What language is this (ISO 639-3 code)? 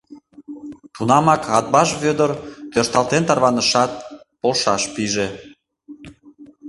chm